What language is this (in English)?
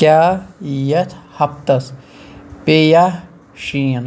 Kashmiri